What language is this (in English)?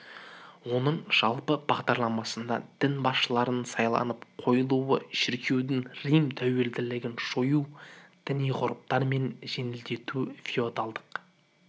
Kazakh